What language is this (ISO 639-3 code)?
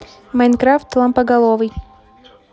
rus